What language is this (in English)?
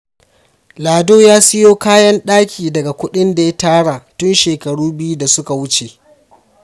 Hausa